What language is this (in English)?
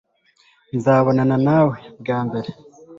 Kinyarwanda